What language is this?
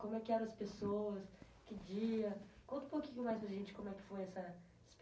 Portuguese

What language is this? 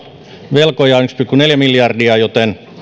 Finnish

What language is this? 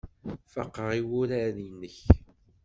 Kabyle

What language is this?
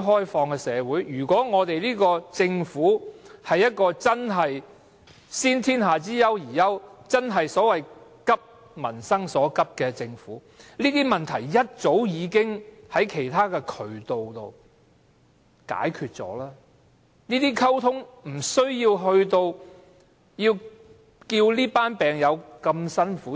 Cantonese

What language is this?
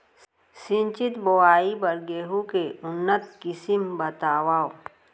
Chhattisgarhi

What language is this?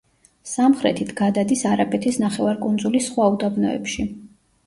Georgian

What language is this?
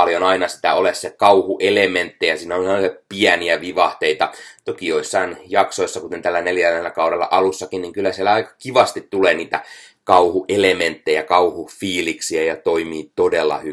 Finnish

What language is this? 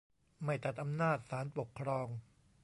Thai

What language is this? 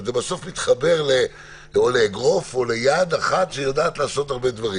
Hebrew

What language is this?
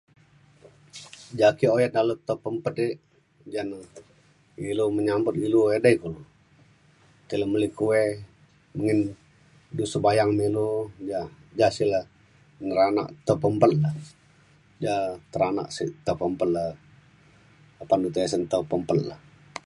Mainstream Kenyah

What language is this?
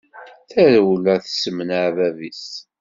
Kabyle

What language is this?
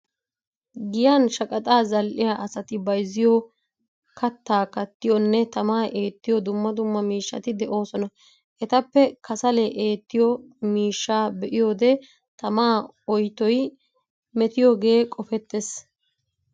Wolaytta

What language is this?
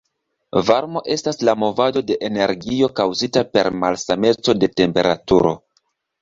Esperanto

